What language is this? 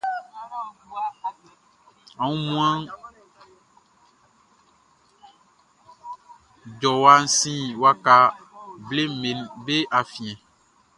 Baoulé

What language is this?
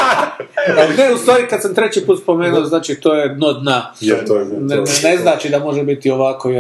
Croatian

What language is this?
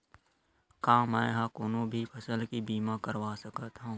Chhattisgarhi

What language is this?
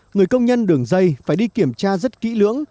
Vietnamese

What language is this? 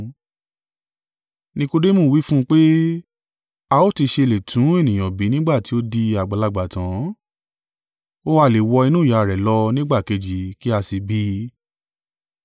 Yoruba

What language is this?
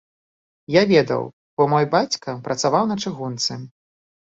Belarusian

